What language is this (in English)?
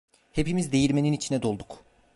Turkish